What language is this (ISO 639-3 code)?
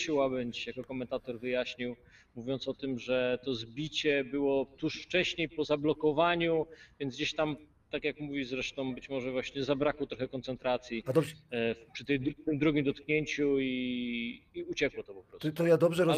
pol